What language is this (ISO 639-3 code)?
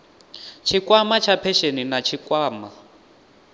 ven